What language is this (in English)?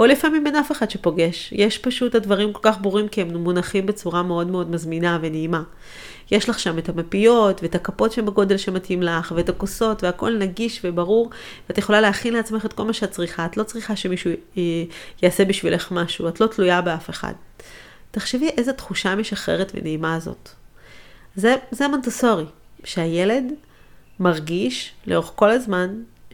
Hebrew